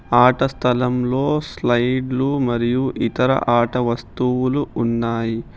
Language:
Telugu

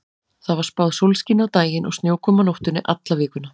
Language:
Icelandic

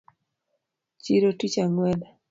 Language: Luo (Kenya and Tanzania)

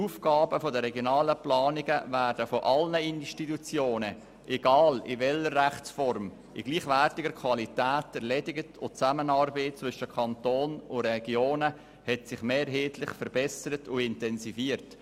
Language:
Swiss German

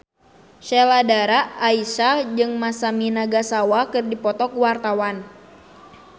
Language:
Sundanese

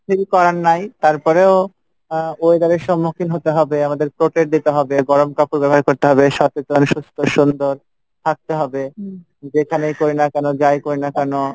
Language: Bangla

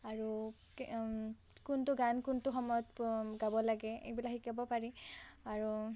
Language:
Assamese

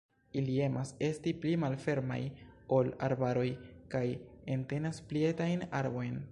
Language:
Esperanto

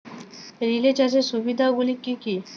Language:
Bangla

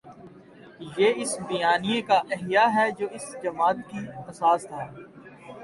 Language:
Urdu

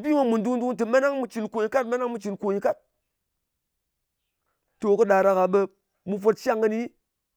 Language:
Ngas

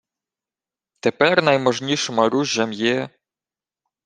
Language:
Ukrainian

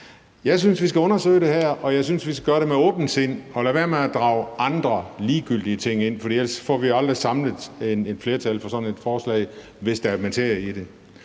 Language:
Danish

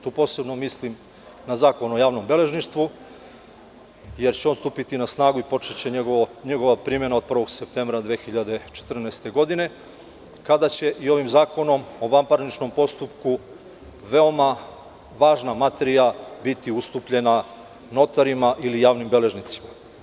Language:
Serbian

